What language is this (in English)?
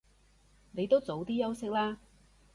Cantonese